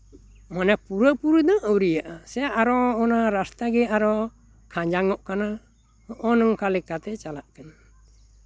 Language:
Santali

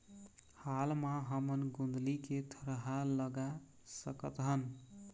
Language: Chhattisgarhi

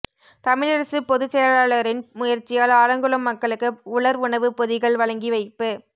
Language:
Tamil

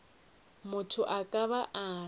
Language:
Northern Sotho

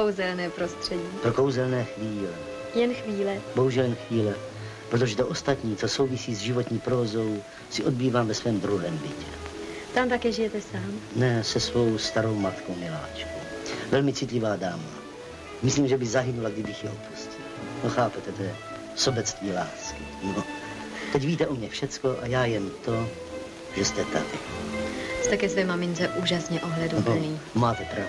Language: Czech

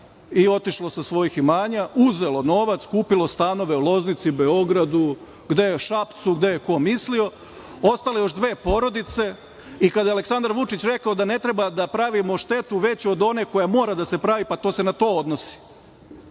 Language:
Serbian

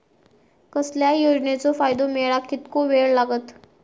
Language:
Marathi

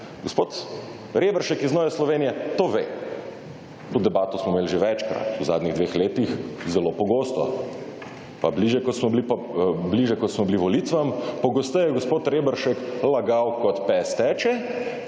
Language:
Slovenian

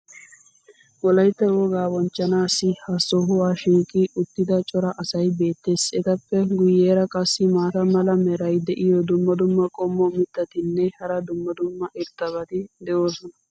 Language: Wolaytta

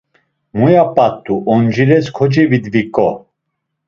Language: Laz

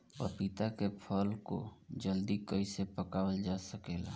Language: Bhojpuri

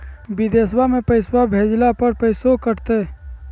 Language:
Magahi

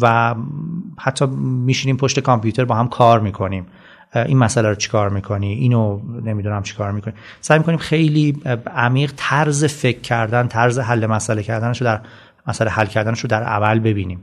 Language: Persian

